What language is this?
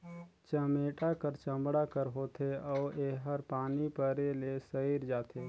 Chhattisgarhi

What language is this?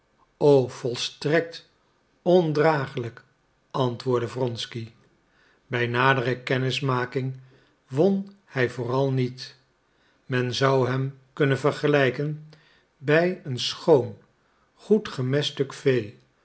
Dutch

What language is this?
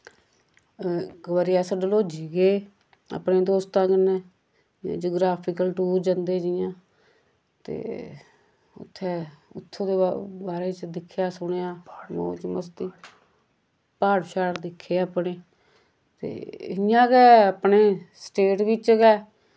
Dogri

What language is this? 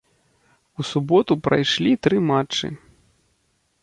Belarusian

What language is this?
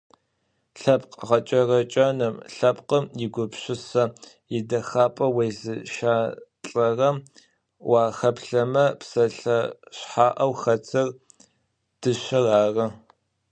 Adyghe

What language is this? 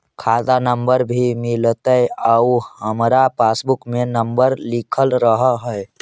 Magahi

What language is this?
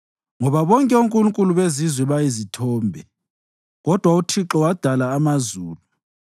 North Ndebele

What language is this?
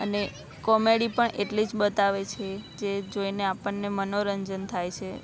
Gujarati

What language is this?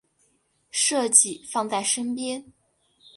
Chinese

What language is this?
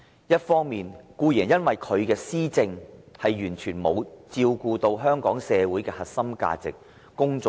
Cantonese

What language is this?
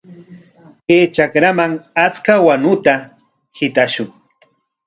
Corongo Ancash Quechua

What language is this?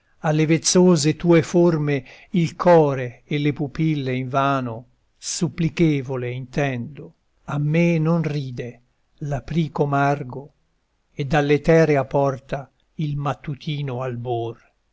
Italian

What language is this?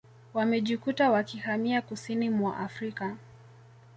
Swahili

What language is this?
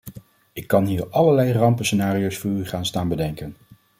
Dutch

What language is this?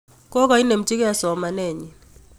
Kalenjin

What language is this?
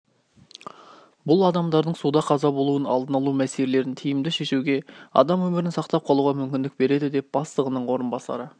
Kazakh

